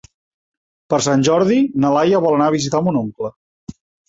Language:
Catalan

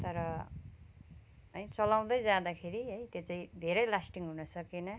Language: Nepali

